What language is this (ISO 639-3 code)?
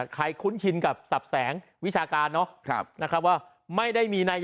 tha